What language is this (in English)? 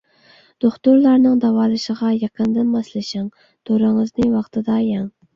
Uyghur